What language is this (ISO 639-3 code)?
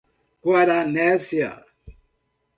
por